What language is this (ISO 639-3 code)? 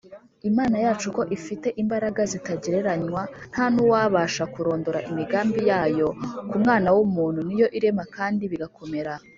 kin